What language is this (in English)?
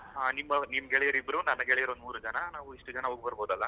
Kannada